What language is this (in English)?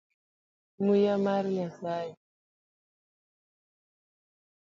Luo (Kenya and Tanzania)